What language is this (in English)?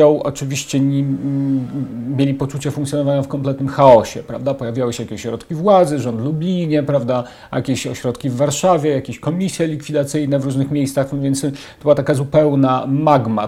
Polish